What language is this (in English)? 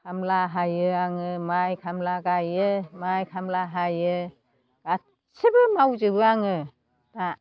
Bodo